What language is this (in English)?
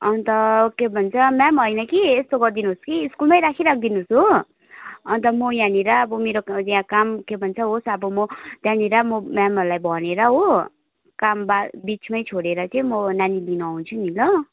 Nepali